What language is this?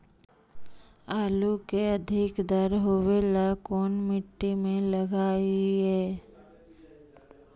Magahi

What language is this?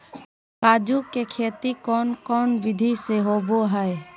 Magahi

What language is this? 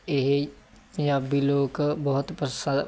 Punjabi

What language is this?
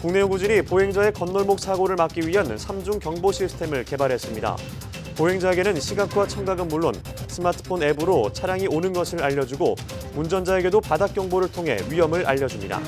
Korean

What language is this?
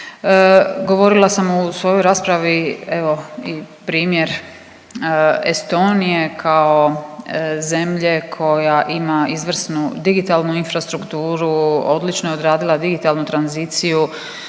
Croatian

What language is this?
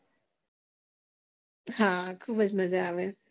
Gujarati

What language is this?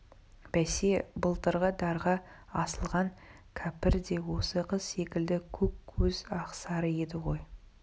Kazakh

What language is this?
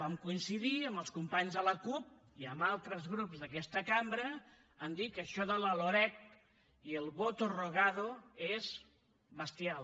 Catalan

